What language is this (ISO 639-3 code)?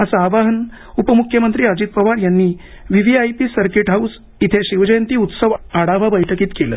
mar